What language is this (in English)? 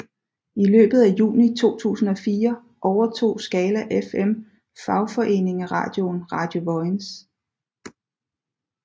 Danish